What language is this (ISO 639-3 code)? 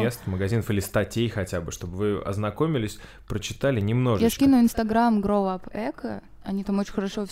rus